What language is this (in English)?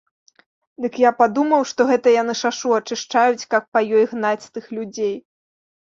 Belarusian